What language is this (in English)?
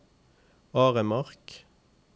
Norwegian